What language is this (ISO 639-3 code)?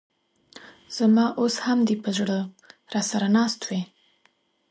pus